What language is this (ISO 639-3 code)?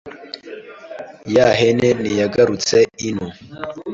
kin